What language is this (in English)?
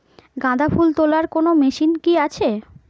Bangla